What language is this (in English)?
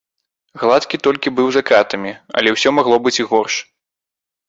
Belarusian